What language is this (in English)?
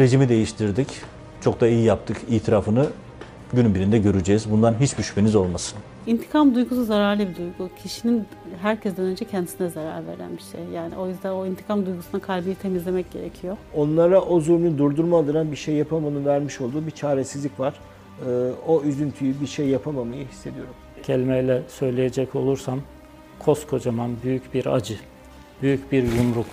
Turkish